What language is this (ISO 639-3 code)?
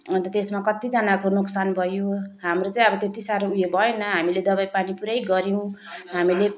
nep